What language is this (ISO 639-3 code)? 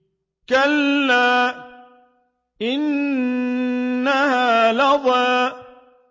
ara